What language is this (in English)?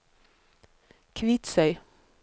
Norwegian